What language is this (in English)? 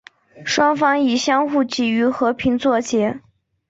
Chinese